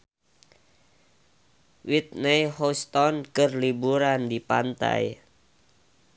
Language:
Sundanese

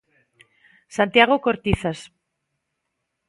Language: Galician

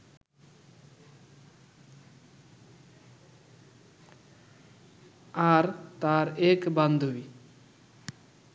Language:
Bangla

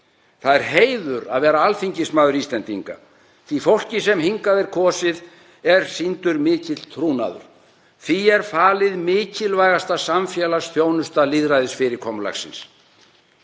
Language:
Icelandic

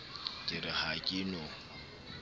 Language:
Southern Sotho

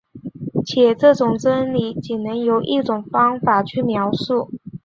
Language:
Chinese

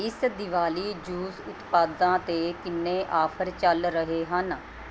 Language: Punjabi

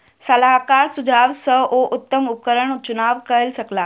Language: Maithili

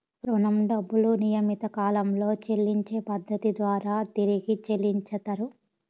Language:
Telugu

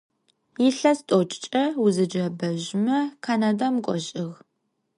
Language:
Adyghe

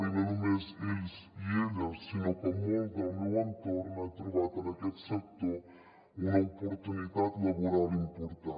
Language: Catalan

